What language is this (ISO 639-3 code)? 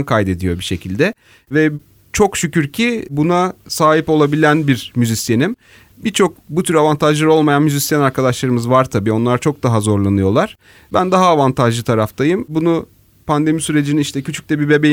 tur